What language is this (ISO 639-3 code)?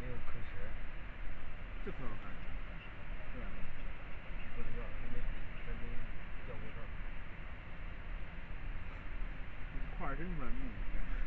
zho